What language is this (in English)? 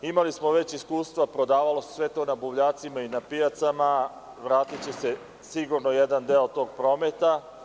Serbian